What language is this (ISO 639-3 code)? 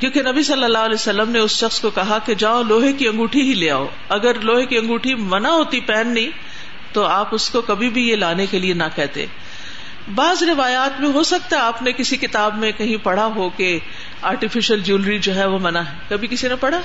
urd